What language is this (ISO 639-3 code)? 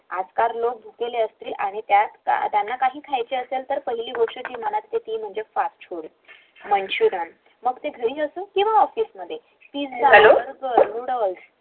mar